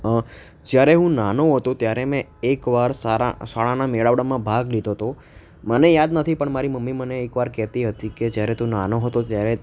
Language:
Gujarati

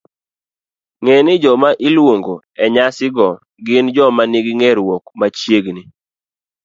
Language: Luo (Kenya and Tanzania)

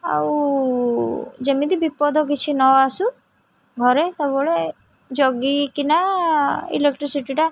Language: Odia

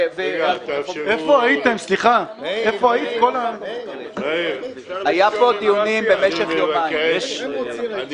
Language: Hebrew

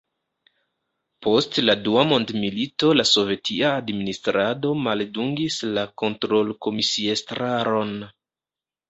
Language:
Esperanto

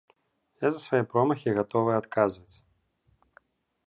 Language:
Belarusian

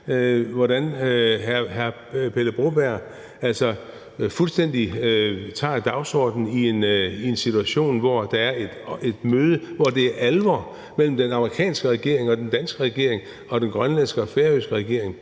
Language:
Danish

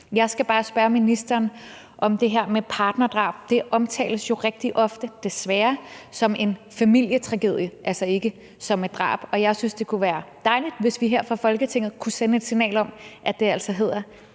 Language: Danish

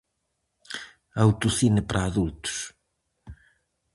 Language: Galician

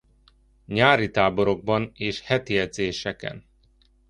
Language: Hungarian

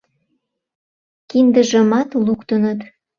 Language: Mari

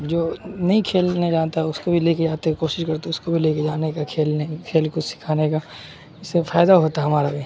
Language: Urdu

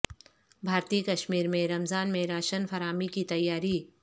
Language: Urdu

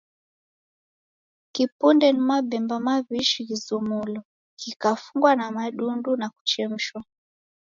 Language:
Taita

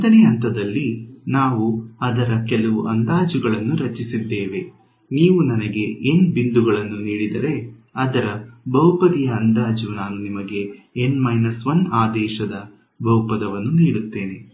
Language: Kannada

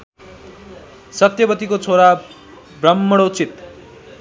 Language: Nepali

